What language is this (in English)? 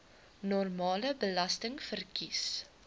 Afrikaans